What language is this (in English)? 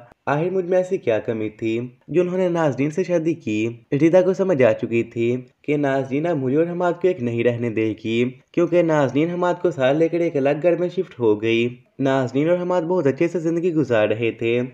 Hindi